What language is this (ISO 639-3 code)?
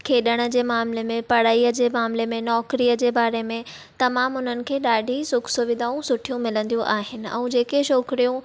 snd